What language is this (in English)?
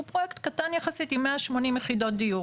Hebrew